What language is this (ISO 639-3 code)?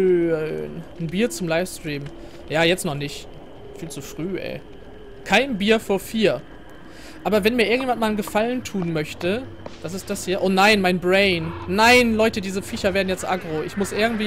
deu